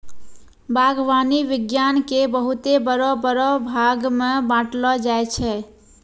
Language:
Maithili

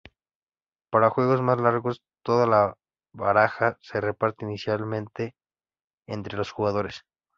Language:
Spanish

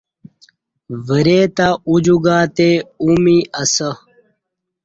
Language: Kati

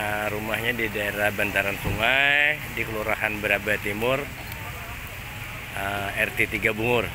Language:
Indonesian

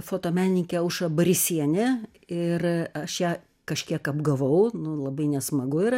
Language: Lithuanian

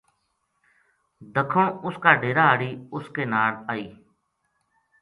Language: Gujari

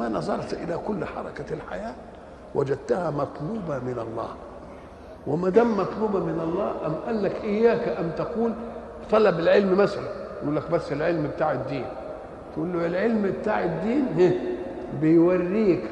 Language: Arabic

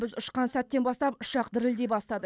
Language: Kazakh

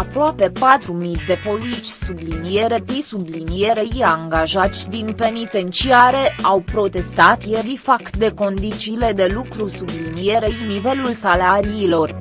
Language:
Romanian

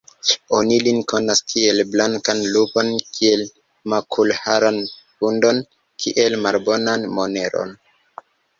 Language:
Esperanto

